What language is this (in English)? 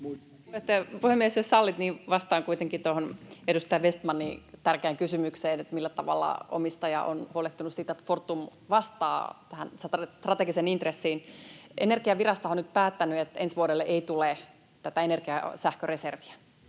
Finnish